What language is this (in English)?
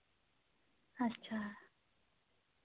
Dogri